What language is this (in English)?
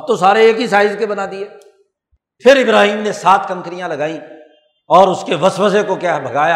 Urdu